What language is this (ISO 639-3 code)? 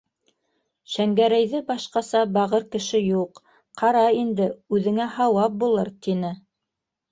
bak